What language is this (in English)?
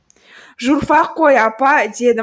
Kazakh